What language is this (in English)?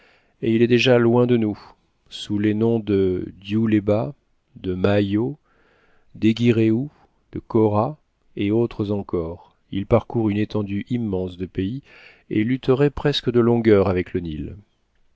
French